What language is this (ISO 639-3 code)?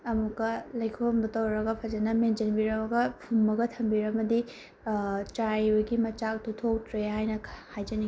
mni